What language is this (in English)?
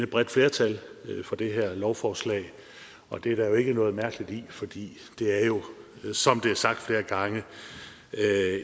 Danish